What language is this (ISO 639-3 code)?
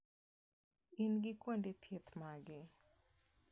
luo